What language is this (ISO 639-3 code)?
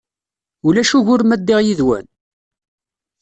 kab